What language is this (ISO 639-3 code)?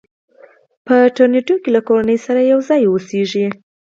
pus